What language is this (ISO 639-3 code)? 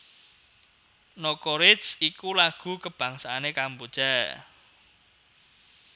jav